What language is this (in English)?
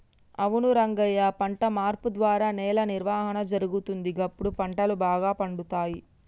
Telugu